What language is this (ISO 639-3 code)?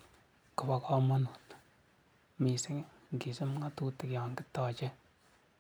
kln